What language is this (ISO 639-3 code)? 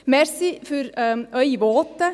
gsw